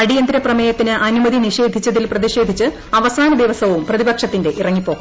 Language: Malayalam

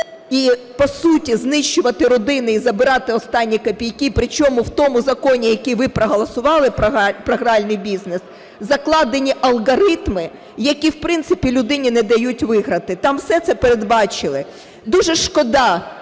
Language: Ukrainian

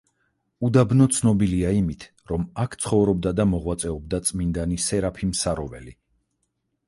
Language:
Georgian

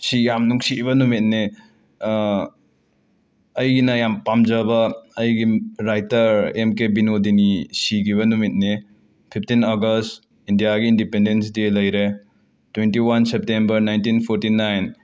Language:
Manipuri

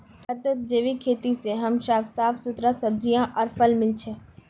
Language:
Magahi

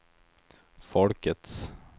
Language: Swedish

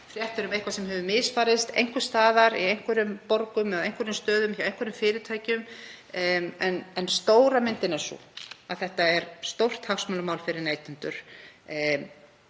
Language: Icelandic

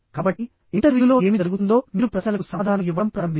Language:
Telugu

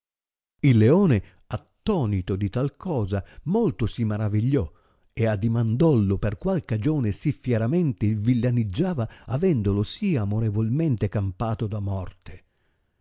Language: Italian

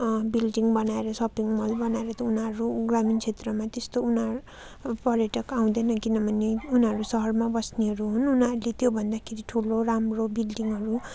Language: Nepali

